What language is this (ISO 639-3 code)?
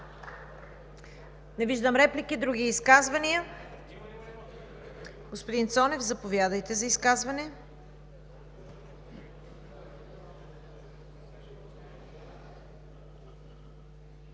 bul